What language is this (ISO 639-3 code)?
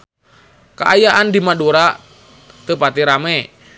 sun